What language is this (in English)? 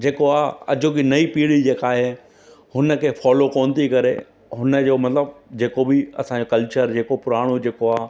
Sindhi